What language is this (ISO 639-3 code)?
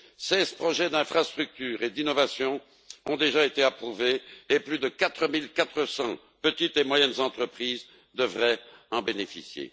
fra